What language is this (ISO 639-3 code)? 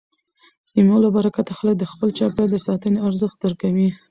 pus